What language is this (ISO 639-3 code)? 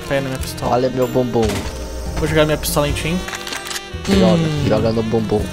por